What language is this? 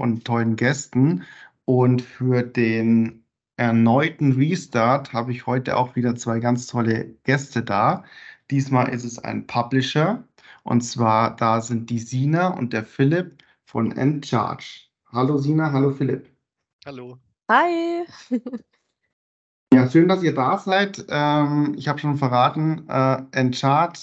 German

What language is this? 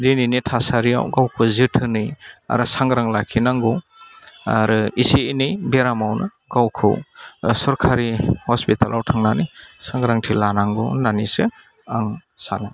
Bodo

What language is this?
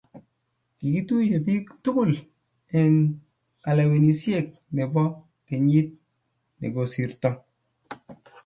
Kalenjin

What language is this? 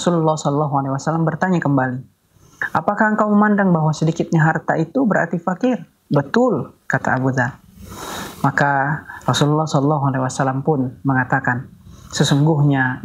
Indonesian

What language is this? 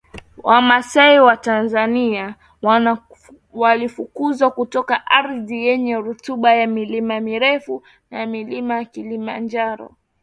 Swahili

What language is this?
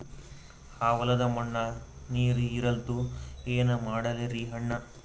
Kannada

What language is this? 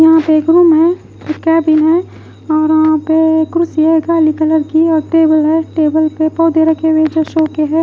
Hindi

